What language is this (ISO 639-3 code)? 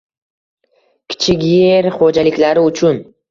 uzb